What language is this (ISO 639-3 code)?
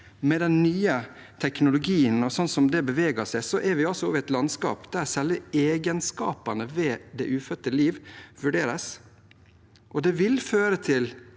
nor